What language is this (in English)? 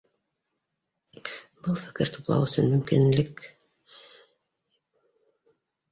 Bashkir